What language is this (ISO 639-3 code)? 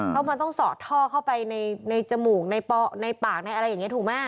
tha